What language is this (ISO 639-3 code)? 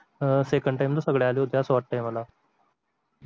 mar